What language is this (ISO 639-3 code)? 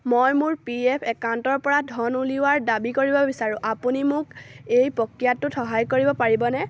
asm